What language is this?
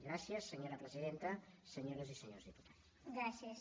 Catalan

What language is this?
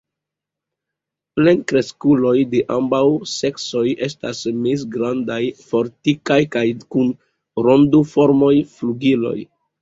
Esperanto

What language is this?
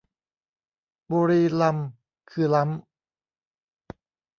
Thai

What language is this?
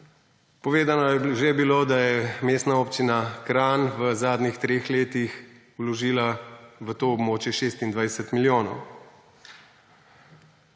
Slovenian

